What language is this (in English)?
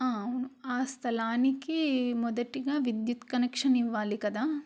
Telugu